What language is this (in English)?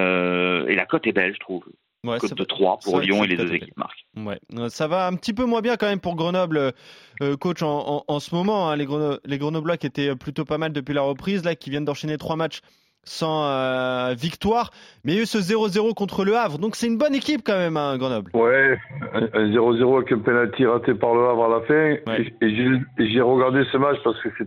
French